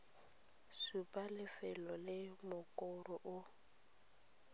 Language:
Tswana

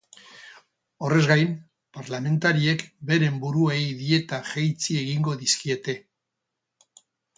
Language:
Basque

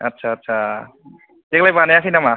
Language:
Bodo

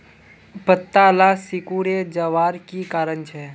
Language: Magahi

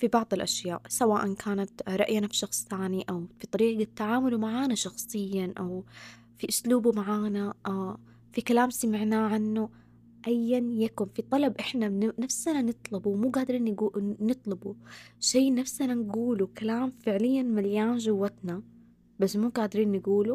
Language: Arabic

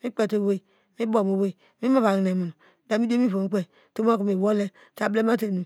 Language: Degema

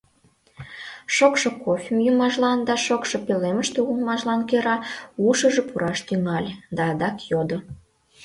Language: Mari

